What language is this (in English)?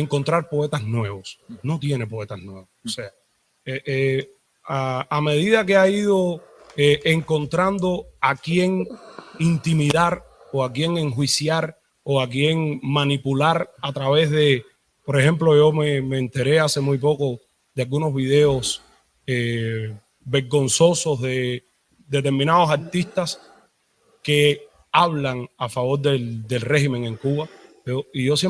Spanish